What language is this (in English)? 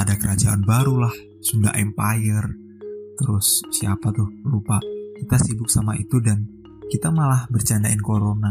Indonesian